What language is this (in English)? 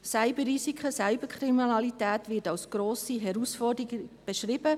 Swiss German